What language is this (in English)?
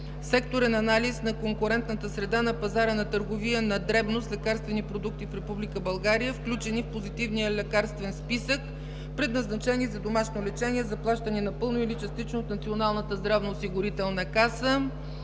Bulgarian